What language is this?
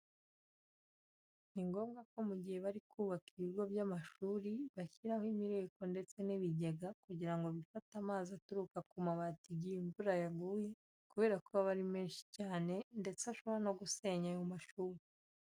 Kinyarwanda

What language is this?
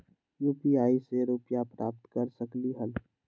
Magahi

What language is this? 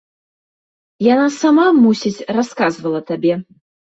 Belarusian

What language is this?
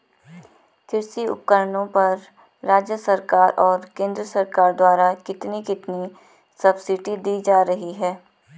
Hindi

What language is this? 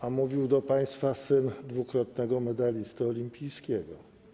Polish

